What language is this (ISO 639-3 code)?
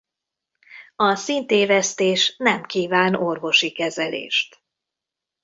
hun